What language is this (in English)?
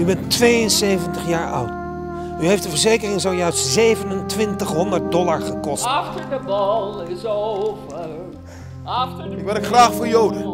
Dutch